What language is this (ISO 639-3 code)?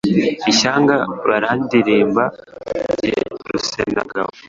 kin